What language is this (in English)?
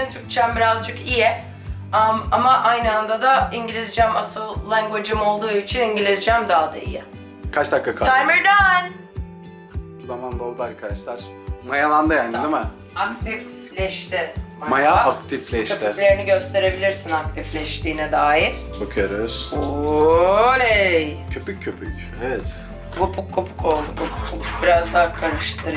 Turkish